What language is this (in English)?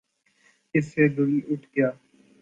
Urdu